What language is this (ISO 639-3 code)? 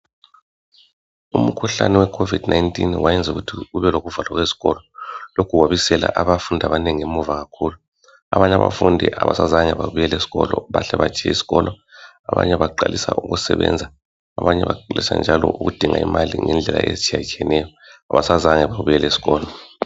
nde